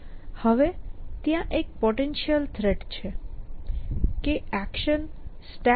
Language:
Gujarati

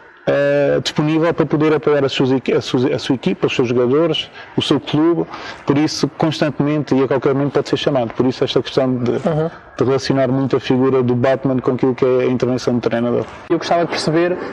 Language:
Portuguese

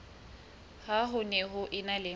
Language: Southern Sotho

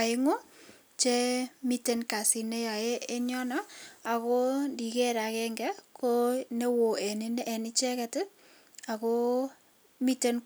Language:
Kalenjin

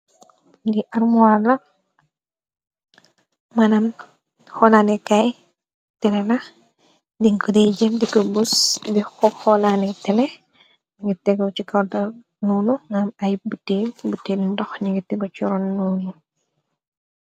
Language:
Wolof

